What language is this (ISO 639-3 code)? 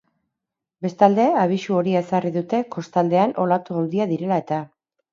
eus